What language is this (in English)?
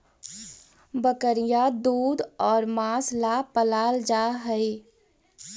Magahi